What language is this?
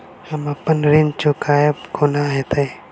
Maithili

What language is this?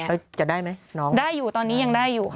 Thai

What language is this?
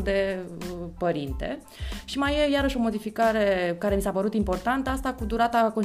Romanian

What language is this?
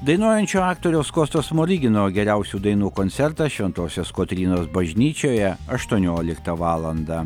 Lithuanian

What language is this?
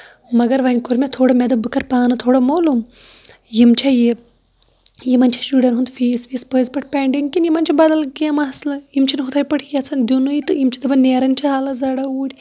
Kashmiri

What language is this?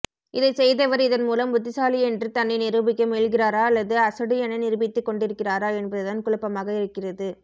Tamil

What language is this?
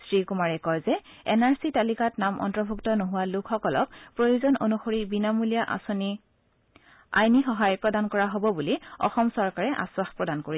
Assamese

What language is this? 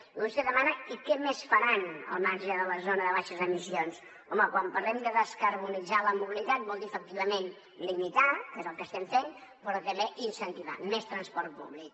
Catalan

